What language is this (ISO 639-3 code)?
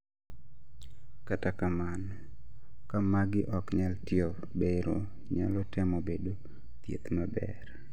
luo